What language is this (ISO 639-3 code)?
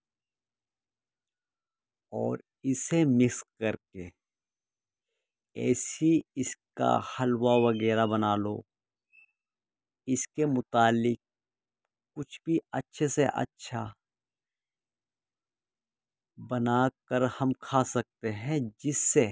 urd